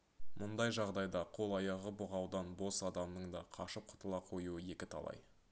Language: Kazakh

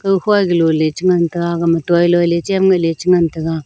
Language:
Wancho Naga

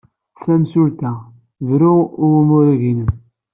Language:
Kabyle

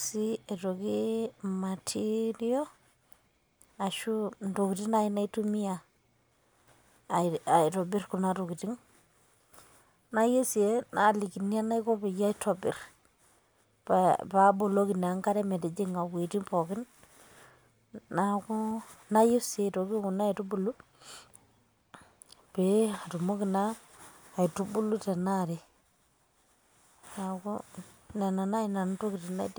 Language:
Masai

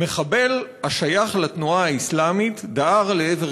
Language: Hebrew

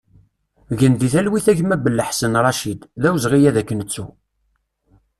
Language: Kabyle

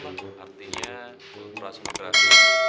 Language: Indonesian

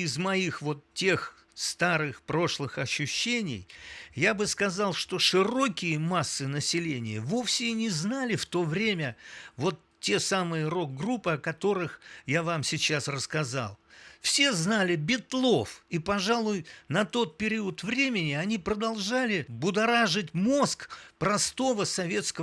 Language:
Russian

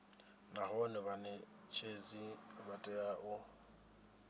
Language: Venda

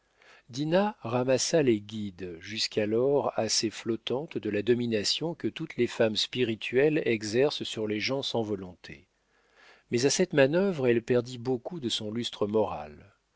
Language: French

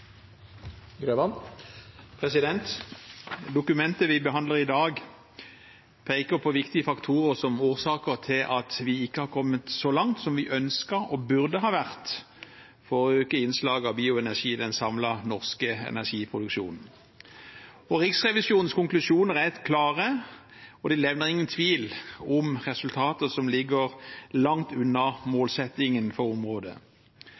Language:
Norwegian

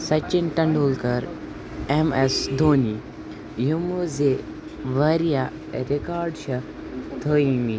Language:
Kashmiri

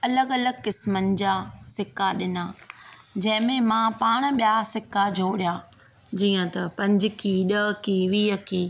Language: Sindhi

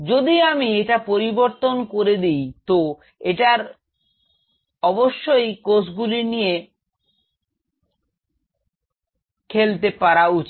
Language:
Bangla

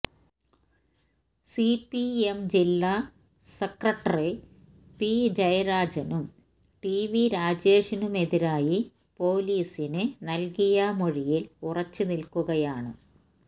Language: Malayalam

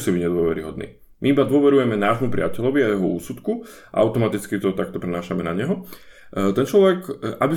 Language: Slovak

